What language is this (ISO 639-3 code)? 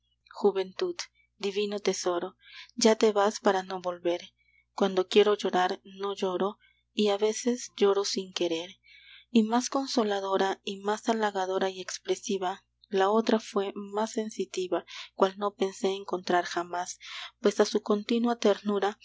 spa